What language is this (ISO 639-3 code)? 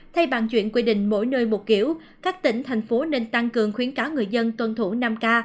vie